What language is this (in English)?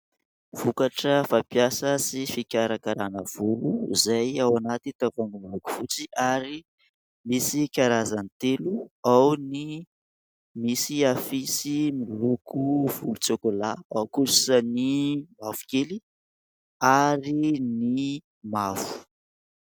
Malagasy